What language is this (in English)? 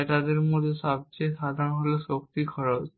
Bangla